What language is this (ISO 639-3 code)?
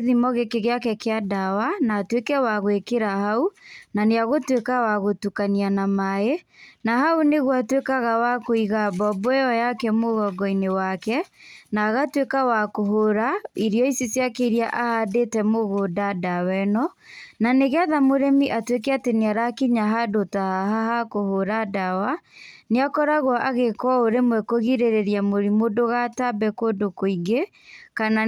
kik